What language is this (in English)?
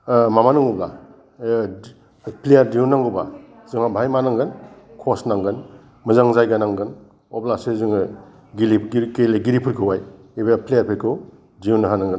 Bodo